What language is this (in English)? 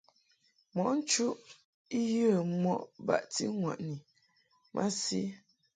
Mungaka